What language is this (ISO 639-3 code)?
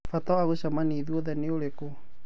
kik